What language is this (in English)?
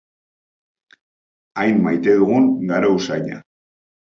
Basque